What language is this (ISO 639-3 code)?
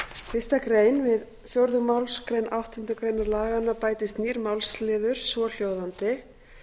isl